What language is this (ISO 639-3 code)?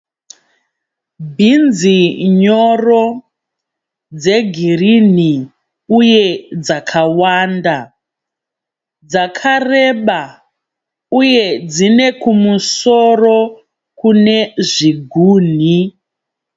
sna